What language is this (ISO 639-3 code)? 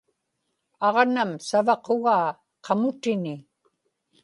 ipk